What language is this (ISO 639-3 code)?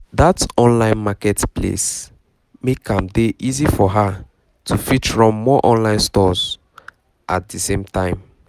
pcm